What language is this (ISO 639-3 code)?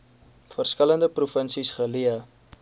afr